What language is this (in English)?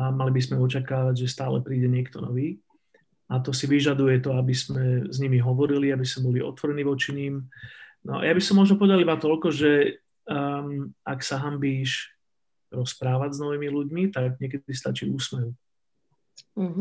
Slovak